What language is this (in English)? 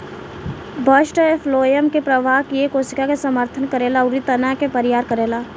Bhojpuri